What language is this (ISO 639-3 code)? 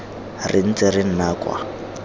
tsn